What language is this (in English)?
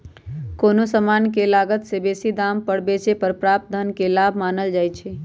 Magahi